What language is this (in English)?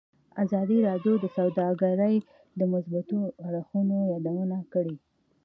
Pashto